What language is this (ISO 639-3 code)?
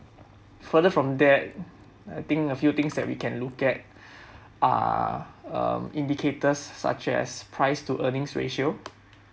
eng